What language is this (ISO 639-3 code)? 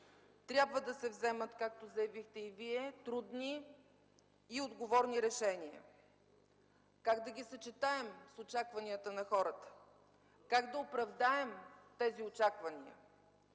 bul